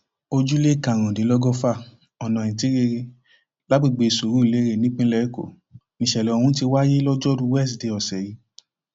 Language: Yoruba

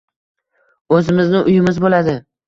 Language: Uzbek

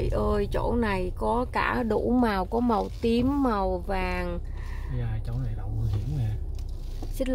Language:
Vietnamese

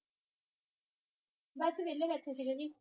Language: Punjabi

